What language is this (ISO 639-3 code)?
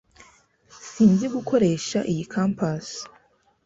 kin